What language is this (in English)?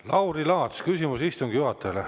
Estonian